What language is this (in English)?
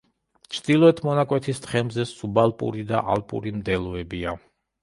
Georgian